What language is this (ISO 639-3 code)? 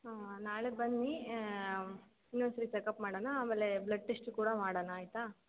kan